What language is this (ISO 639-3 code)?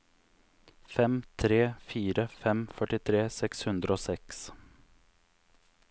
nor